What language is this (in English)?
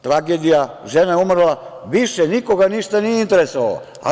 Serbian